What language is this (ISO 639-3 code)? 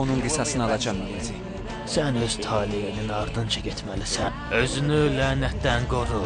tur